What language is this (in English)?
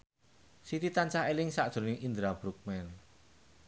Javanese